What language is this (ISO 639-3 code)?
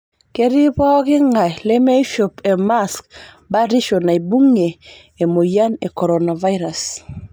mas